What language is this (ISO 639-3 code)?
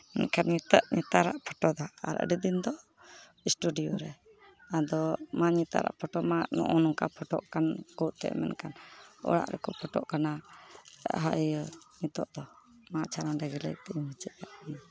sat